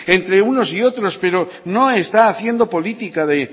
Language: Spanish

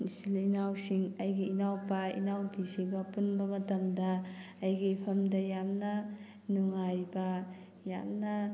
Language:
Manipuri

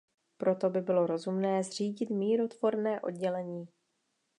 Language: Czech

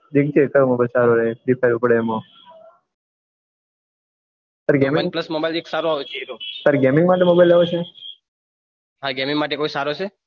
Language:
Gujarati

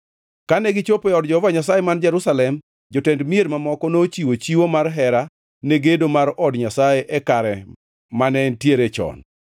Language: Luo (Kenya and Tanzania)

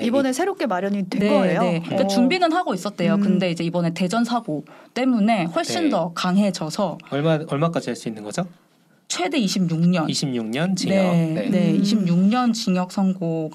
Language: Korean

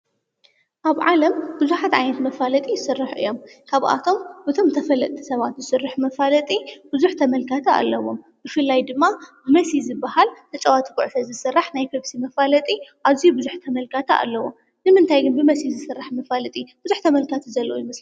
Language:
Tigrinya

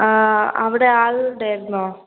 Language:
Malayalam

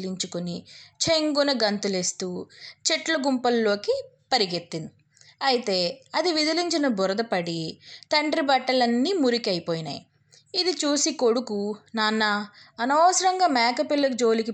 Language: Telugu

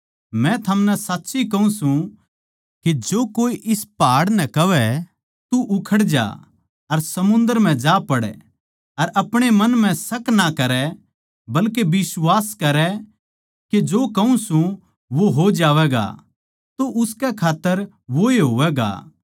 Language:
Haryanvi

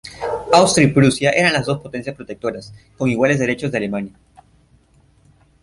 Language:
Spanish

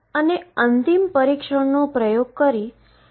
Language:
Gujarati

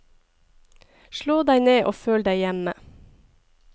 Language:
Norwegian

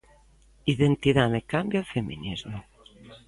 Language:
Galician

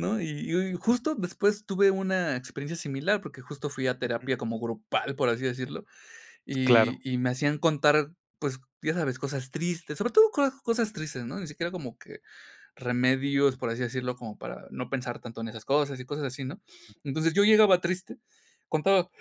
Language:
Spanish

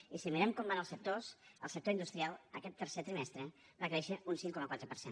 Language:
Catalan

